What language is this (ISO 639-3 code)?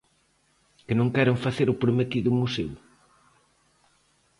glg